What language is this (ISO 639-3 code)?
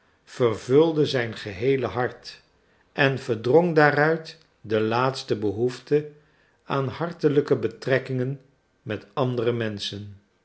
nld